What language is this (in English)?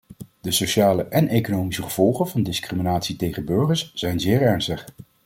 Dutch